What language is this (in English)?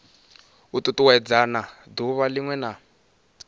Venda